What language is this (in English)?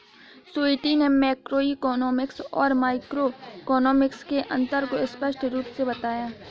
Hindi